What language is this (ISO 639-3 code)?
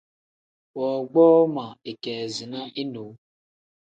kdh